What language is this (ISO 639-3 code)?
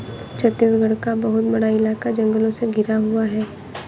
hin